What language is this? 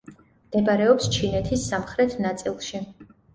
Georgian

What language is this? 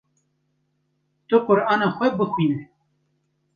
Kurdish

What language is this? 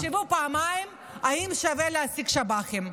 Hebrew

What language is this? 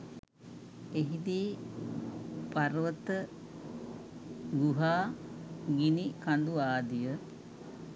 Sinhala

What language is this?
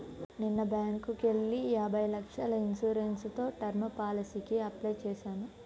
Telugu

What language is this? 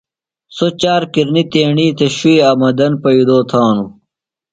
Phalura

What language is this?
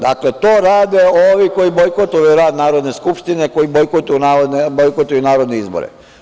Serbian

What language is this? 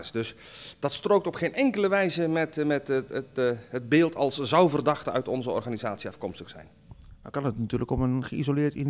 Dutch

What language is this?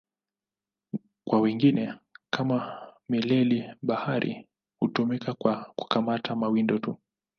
Swahili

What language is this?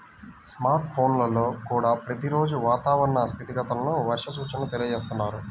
Telugu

